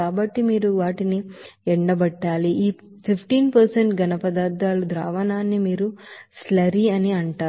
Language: Telugu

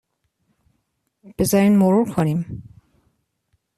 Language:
Persian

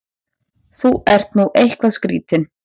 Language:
Icelandic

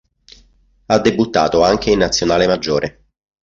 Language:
Italian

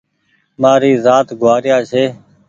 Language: Goaria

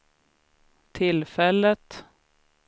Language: Swedish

